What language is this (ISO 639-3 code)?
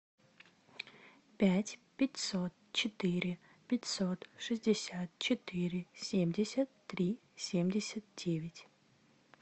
rus